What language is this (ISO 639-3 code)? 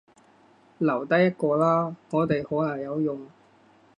yue